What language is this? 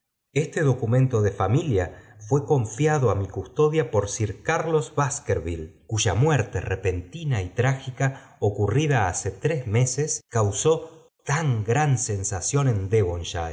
Spanish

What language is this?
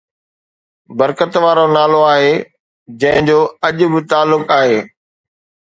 Sindhi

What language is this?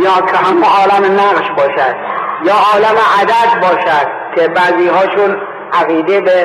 Persian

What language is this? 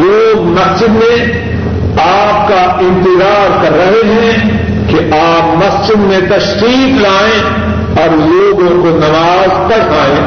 Urdu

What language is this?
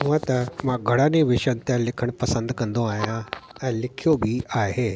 Sindhi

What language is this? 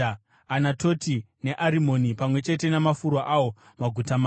Shona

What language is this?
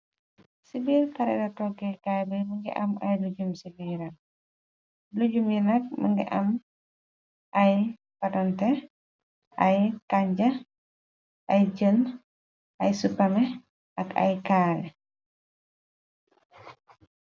Wolof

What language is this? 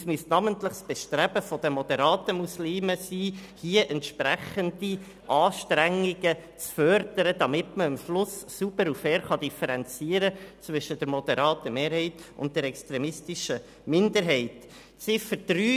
Swiss German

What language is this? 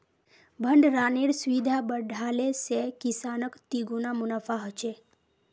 Magahi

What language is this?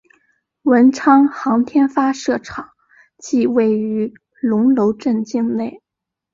Chinese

